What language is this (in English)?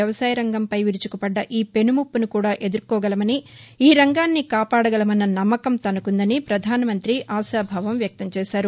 Telugu